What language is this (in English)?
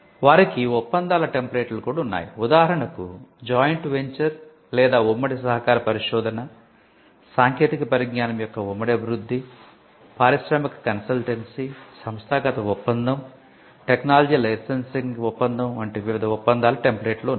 Telugu